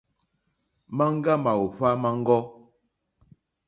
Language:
Mokpwe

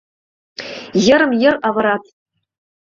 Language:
Mari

